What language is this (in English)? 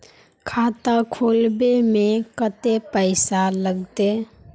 Magahi